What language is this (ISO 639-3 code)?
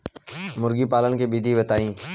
bho